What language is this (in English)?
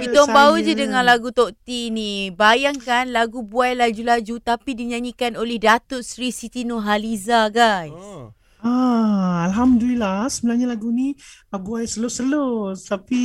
Malay